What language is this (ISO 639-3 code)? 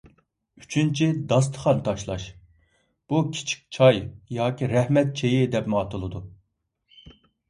uig